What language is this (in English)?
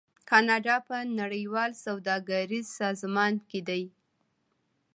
Pashto